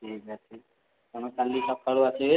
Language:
Odia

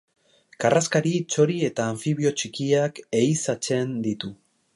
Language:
Basque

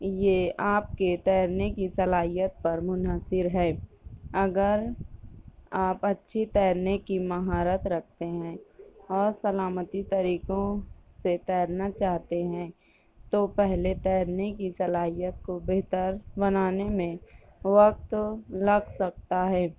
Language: Urdu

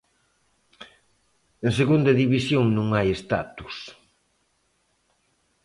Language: Galician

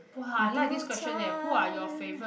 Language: English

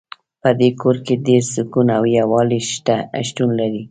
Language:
Pashto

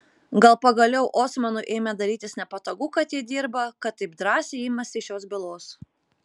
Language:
Lithuanian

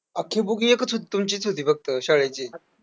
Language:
Marathi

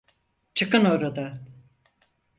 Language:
Turkish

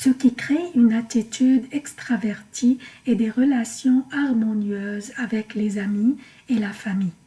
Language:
French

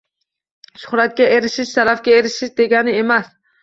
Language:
Uzbek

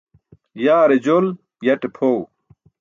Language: Burushaski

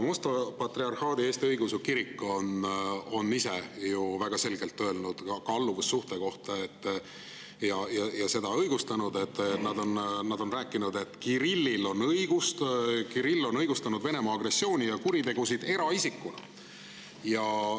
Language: Estonian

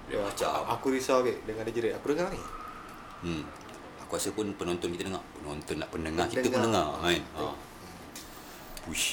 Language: Malay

